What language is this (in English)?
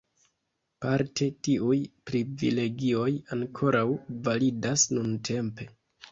Esperanto